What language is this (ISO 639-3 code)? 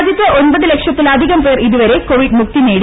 mal